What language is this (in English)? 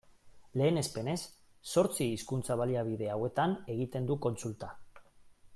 Basque